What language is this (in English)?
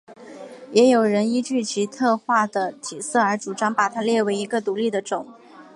Chinese